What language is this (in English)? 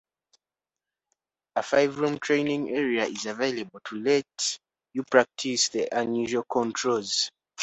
English